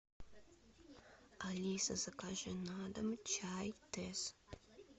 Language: Russian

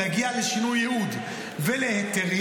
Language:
Hebrew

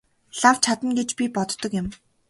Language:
Mongolian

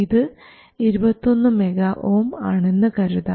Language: Malayalam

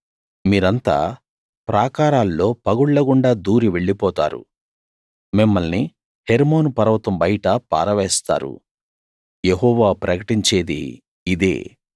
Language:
Telugu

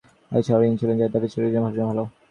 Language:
Bangla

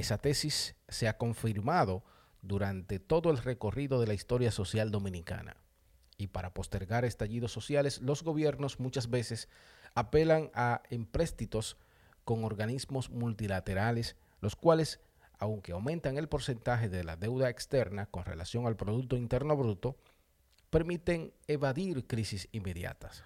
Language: Spanish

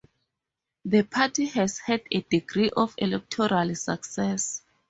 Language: English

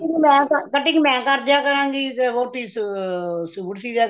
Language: Punjabi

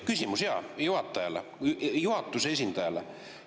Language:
Estonian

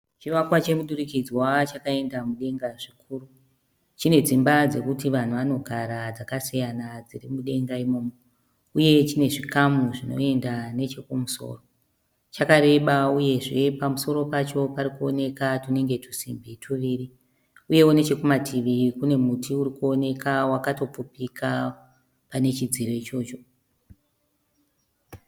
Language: Shona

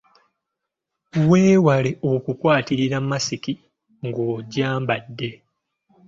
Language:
Ganda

